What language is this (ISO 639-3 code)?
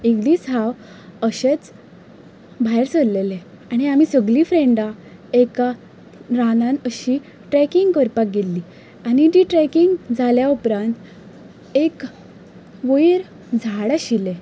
kok